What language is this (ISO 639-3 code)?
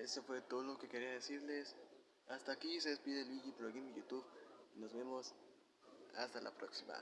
spa